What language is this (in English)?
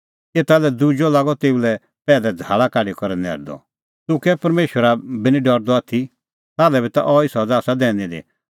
Kullu Pahari